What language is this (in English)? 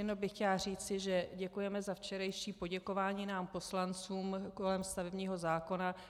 Czech